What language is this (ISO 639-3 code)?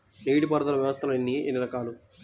tel